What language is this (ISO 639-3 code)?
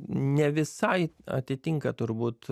lit